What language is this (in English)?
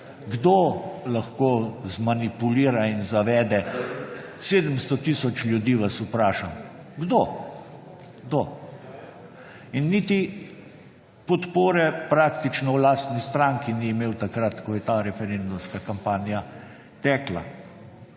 Slovenian